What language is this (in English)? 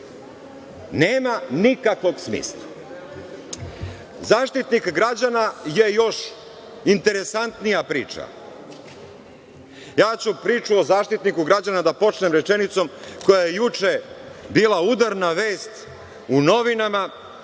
Serbian